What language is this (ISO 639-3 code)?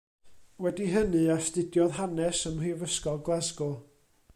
cym